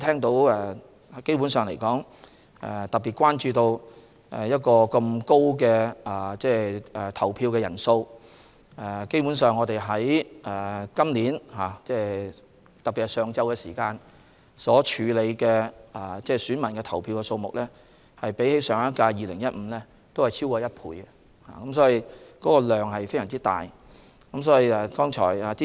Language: Cantonese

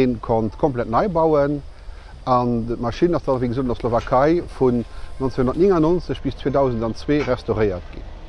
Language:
Dutch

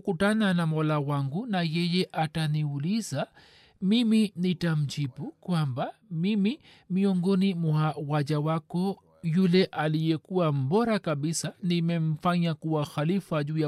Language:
Swahili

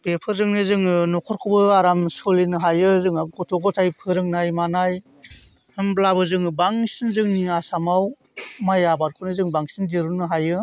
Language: Bodo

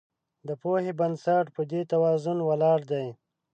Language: Pashto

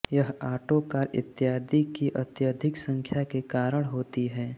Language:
Hindi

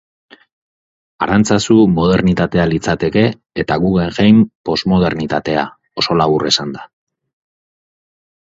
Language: Basque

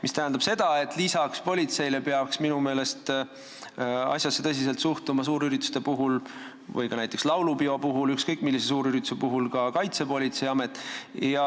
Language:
Estonian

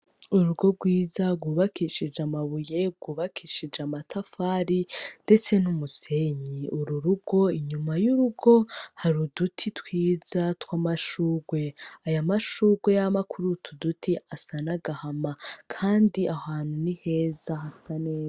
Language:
Rundi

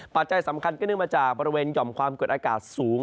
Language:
Thai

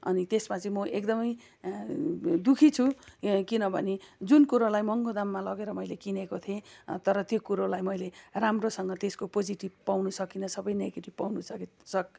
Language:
Nepali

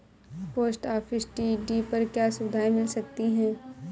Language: Hindi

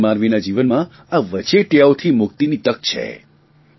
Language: Gujarati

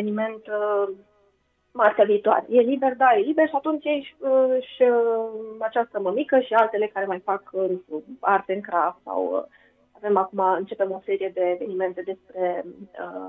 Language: Romanian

